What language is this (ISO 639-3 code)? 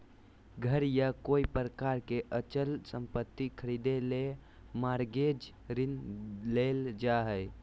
mag